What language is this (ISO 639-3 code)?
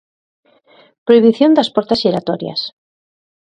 glg